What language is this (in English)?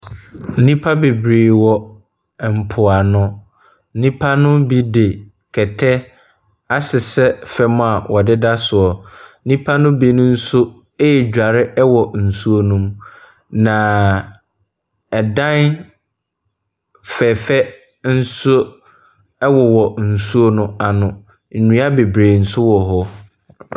Akan